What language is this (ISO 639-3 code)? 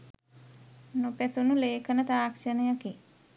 sin